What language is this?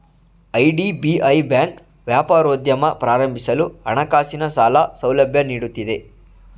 Kannada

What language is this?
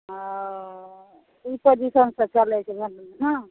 Maithili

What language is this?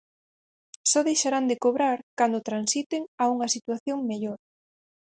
Galician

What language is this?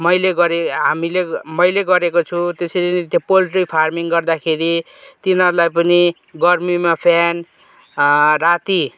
Nepali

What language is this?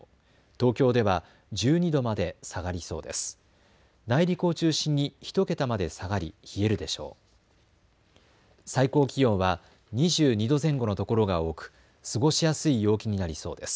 Japanese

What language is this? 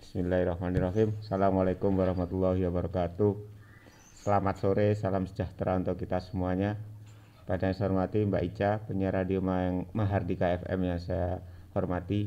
Indonesian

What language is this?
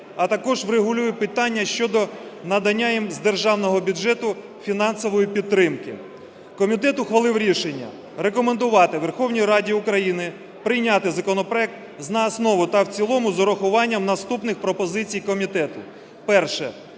Ukrainian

